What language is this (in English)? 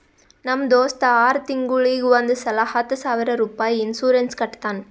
Kannada